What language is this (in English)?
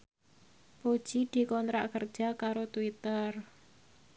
Javanese